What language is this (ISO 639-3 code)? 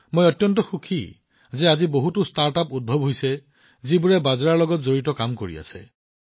asm